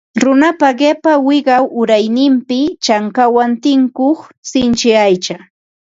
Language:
Ambo-Pasco Quechua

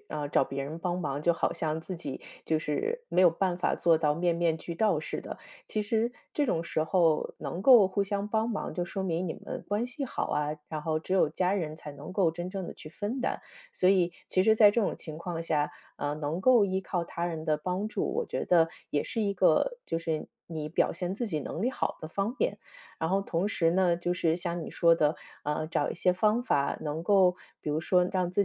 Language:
Chinese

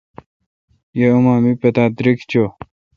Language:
Kalkoti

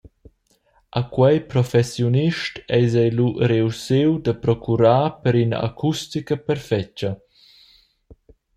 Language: Romansh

